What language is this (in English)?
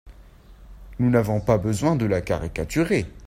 French